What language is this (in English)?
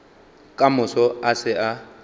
Northern Sotho